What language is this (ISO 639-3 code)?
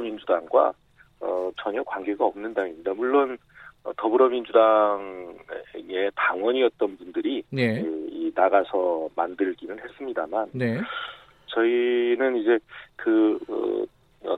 kor